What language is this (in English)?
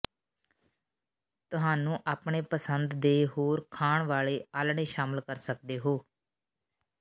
Punjabi